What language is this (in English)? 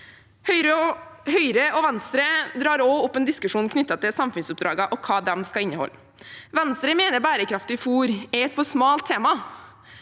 Norwegian